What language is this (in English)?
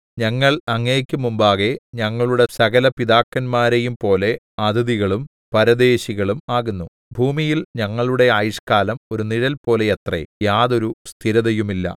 Malayalam